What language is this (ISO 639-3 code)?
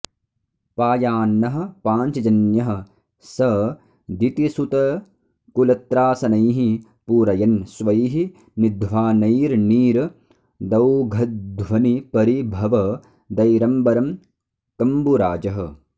san